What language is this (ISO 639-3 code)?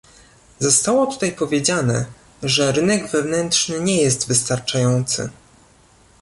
pol